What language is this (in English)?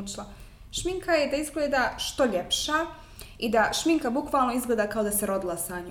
Croatian